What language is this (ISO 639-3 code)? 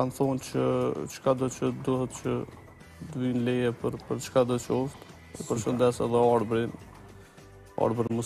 ron